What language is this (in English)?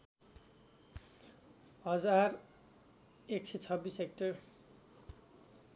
Nepali